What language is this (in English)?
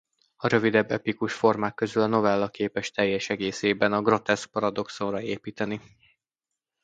Hungarian